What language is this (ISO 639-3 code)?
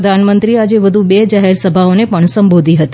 guj